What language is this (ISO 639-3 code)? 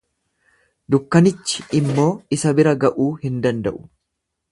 orm